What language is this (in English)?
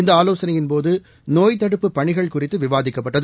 Tamil